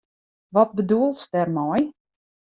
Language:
Western Frisian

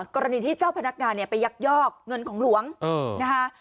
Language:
Thai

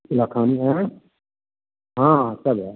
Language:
Maithili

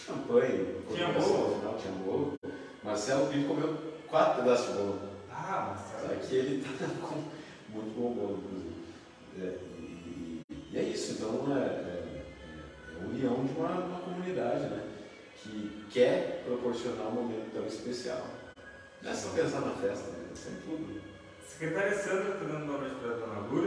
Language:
Portuguese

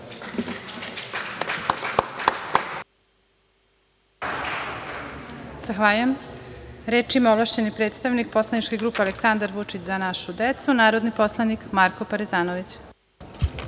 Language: Serbian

